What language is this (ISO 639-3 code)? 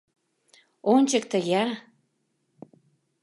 chm